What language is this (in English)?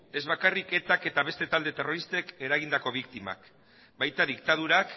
Basque